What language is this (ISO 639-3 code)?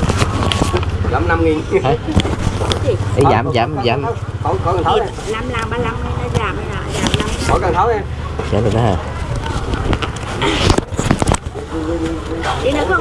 vie